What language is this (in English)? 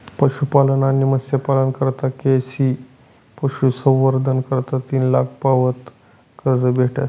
Marathi